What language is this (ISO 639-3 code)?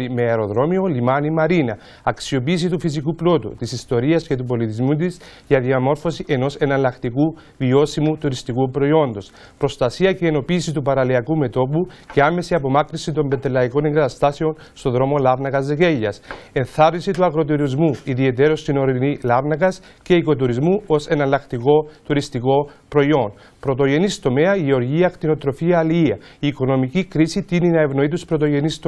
ell